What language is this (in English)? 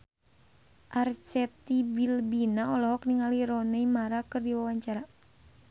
Sundanese